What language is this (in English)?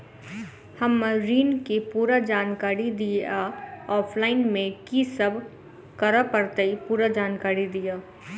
Maithili